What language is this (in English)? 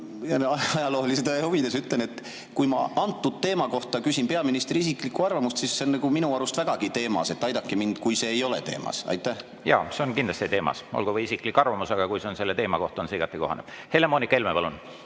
Estonian